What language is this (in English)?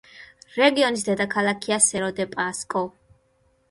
Georgian